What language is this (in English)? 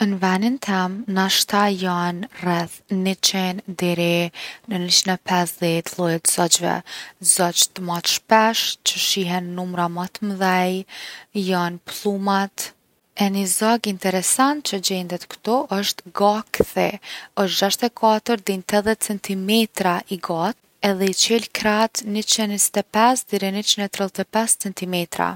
Gheg Albanian